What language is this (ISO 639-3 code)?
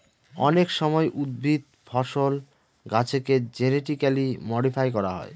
ben